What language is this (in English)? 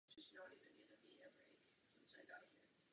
Czech